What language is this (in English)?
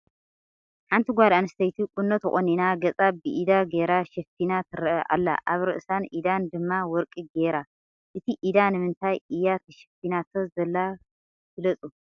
Tigrinya